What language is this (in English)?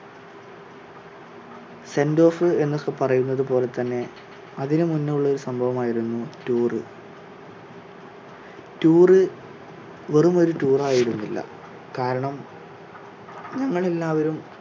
Malayalam